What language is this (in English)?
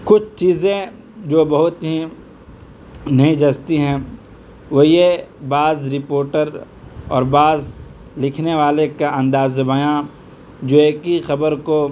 Urdu